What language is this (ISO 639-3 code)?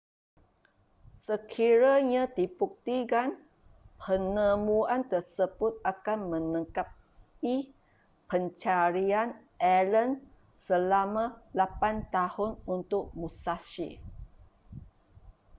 msa